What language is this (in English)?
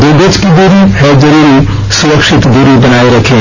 Hindi